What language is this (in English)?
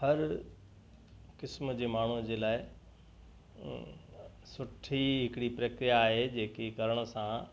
Sindhi